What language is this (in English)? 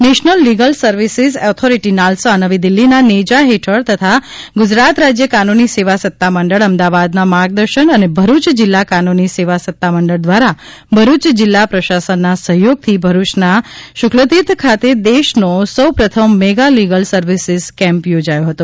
Gujarati